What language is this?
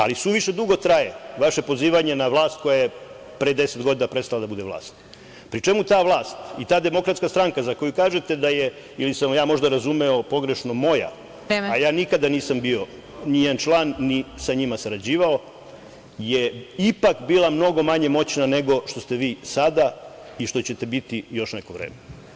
Serbian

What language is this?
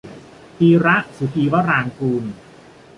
Thai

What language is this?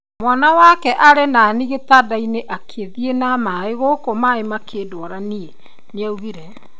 Kikuyu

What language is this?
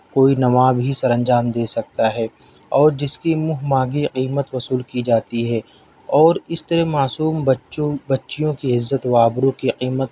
Urdu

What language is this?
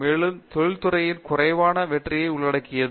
Tamil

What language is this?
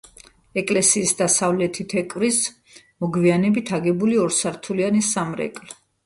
Georgian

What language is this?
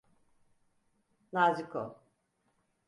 Turkish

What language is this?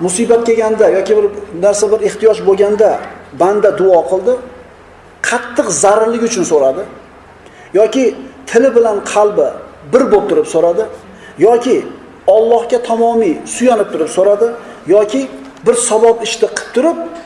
Turkish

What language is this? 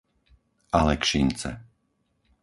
Slovak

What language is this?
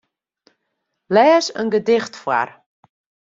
Western Frisian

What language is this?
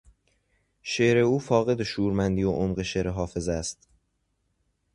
Persian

